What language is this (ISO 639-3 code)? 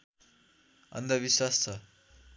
nep